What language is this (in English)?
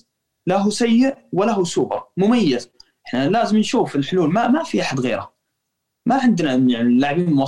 Arabic